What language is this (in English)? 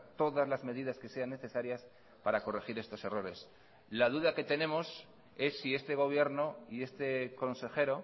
Spanish